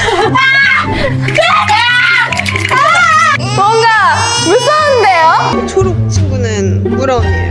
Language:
Korean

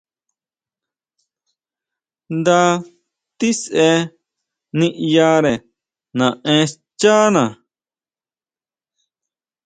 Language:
Huautla Mazatec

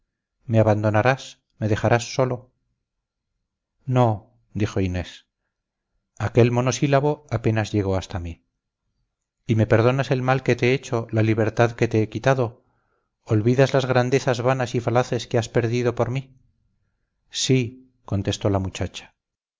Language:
Spanish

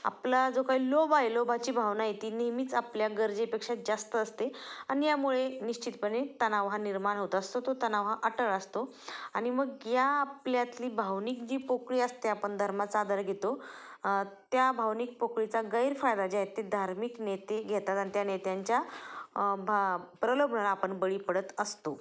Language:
Marathi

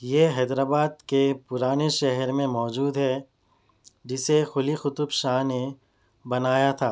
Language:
Urdu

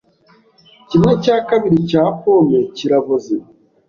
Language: Kinyarwanda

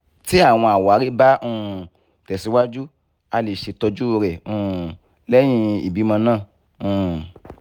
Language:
Yoruba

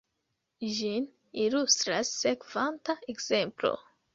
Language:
Esperanto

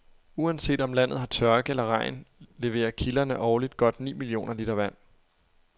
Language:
Danish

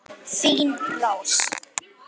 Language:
Icelandic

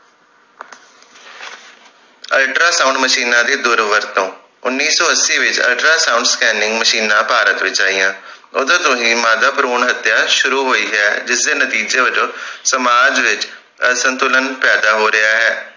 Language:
Punjabi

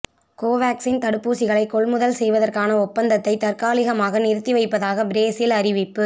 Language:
Tamil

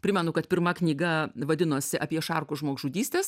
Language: Lithuanian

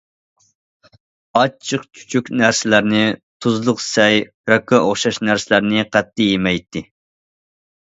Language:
Uyghur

